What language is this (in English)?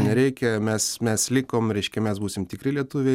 Lithuanian